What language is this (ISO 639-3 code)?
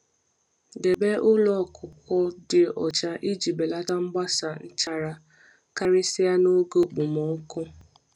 ibo